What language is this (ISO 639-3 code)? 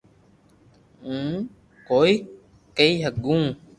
lrk